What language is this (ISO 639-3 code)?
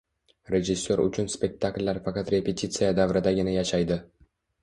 uzb